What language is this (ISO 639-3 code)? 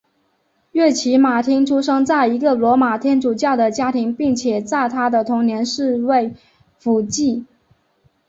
zho